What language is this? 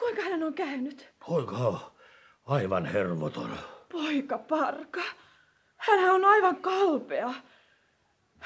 Finnish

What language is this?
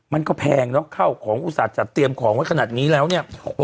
Thai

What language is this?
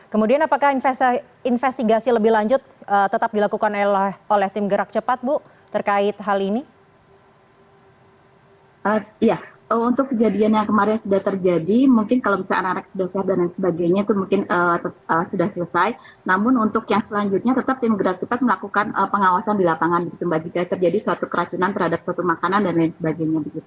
Indonesian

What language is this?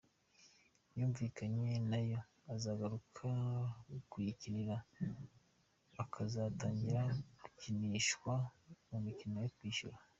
Kinyarwanda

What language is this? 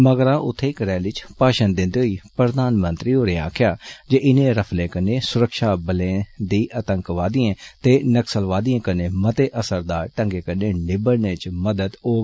Dogri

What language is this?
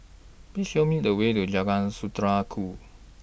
English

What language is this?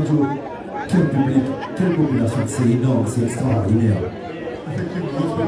French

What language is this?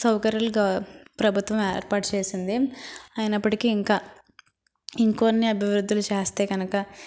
Telugu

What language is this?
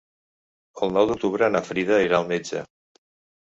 Catalan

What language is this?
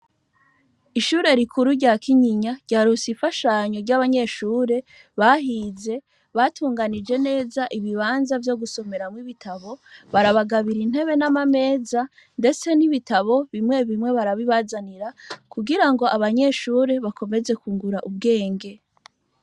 Rundi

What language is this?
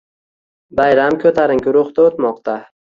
Uzbek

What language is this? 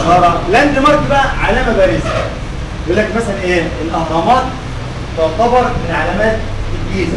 Arabic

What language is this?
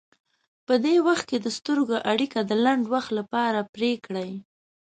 Pashto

